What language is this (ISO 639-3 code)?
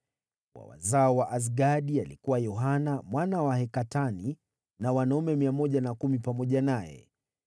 swa